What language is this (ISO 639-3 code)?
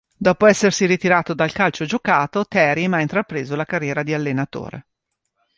ita